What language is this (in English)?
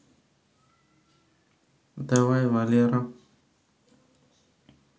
Russian